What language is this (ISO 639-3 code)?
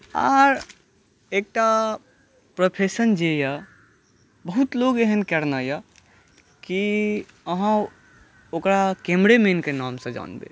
mai